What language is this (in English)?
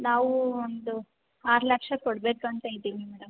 Kannada